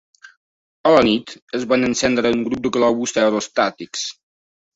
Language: Catalan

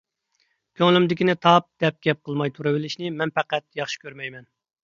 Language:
Uyghur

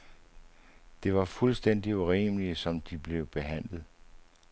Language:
Danish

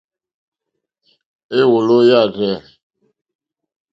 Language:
Mokpwe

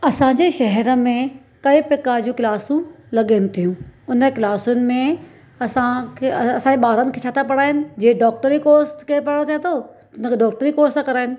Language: Sindhi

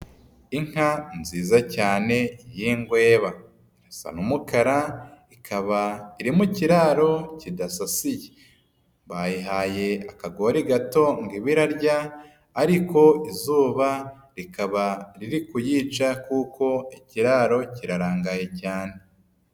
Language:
Kinyarwanda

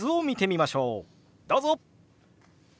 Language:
Japanese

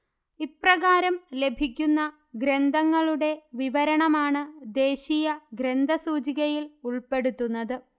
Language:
Malayalam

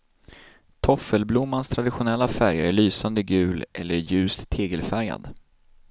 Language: Swedish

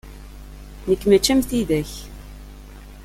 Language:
Kabyle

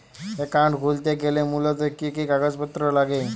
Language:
Bangla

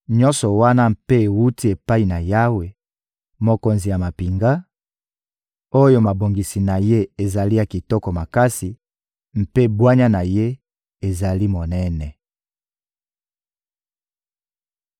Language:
Lingala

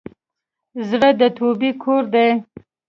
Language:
Pashto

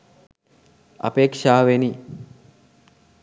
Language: Sinhala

